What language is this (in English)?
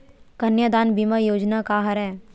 Chhattisgarhi